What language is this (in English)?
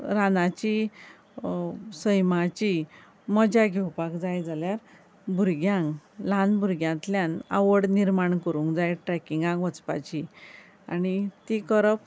Konkani